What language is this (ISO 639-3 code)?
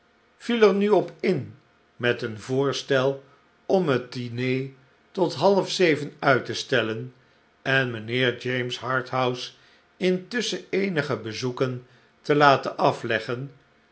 nld